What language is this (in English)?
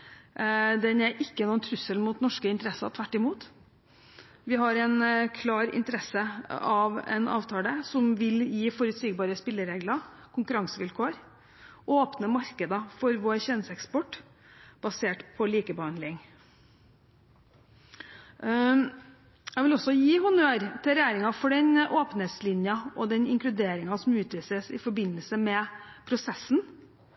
Norwegian Bokmål